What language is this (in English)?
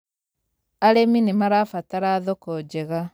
Kikuyu